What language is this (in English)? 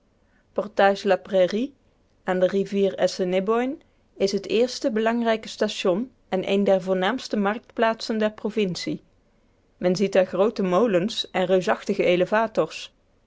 Dutch